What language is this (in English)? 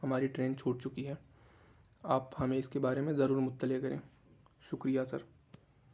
Urdu